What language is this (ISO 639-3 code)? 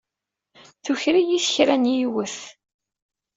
kab